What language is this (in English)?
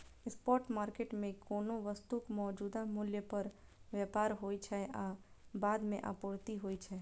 Maithili